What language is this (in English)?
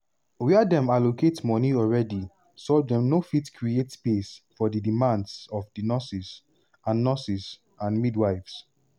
Nigerian Pidgin